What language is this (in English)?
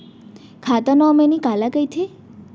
Chhattisgarhi